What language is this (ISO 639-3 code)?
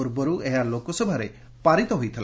ori